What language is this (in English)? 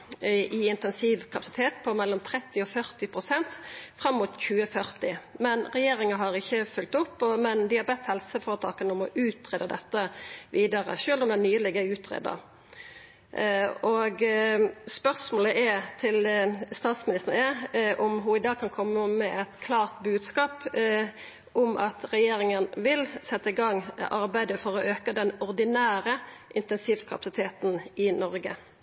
Norwegian Nynorsk